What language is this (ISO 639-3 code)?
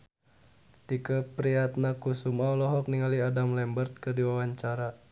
sun